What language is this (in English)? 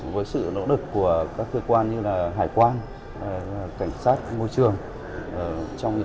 Vietnamese